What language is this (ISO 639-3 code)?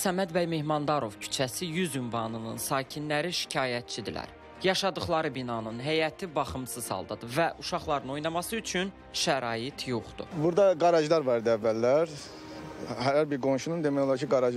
tur